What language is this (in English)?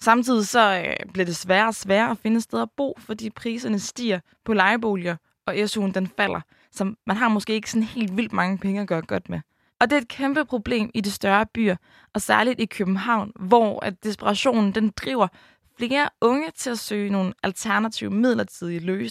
Danish